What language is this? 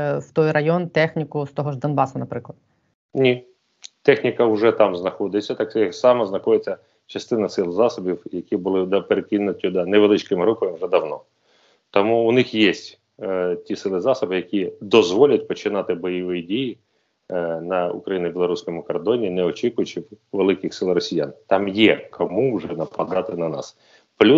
Ukrainian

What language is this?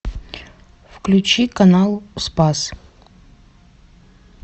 Russian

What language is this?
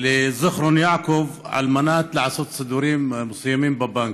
Hebrew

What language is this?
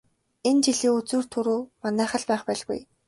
Mongolian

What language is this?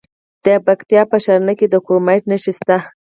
Pashto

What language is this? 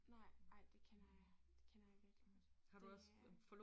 Danish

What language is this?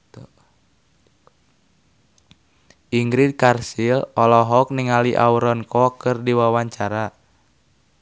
Sundanese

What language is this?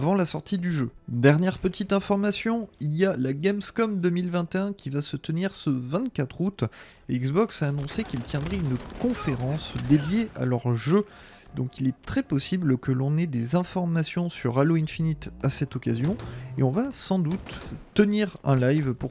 French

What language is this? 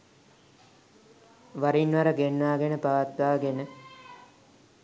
Sinhala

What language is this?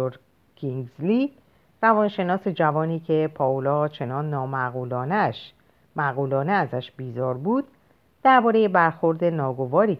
Persian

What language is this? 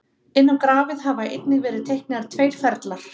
Icelandic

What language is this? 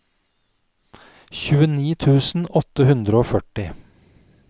Norwegian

